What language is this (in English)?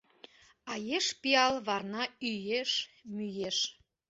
Mari